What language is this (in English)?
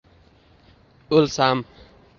Uzbek